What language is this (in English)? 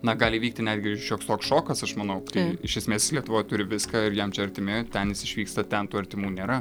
Lithuanian